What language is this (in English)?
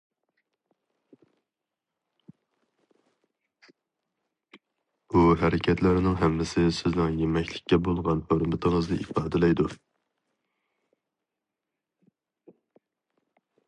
Uyghur